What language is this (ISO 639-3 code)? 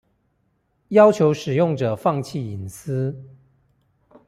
zho